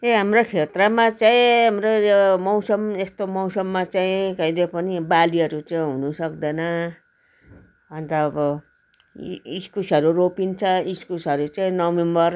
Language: Nepali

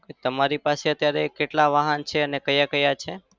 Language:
Gujarati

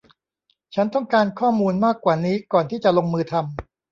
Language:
Thai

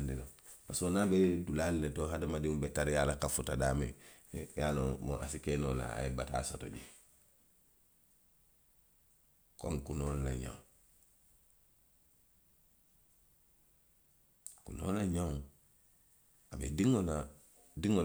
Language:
Western Maninkakan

